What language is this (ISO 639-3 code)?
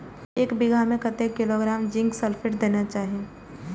mai